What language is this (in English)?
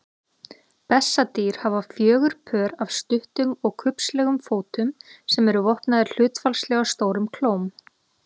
Icelandic